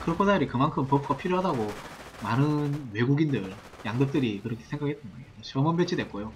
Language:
Korean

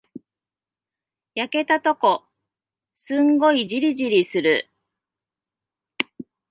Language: Japanese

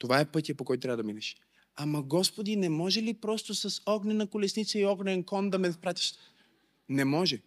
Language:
Bulgarian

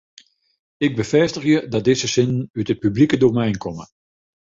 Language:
Western Frisian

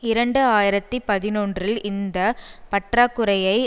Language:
Tamil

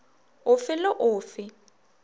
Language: Northern Sotho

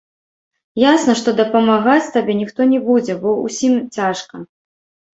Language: Belarusian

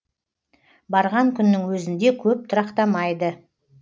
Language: Kazakh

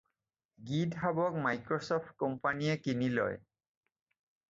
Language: Assamese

